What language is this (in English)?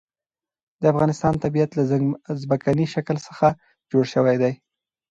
Pashto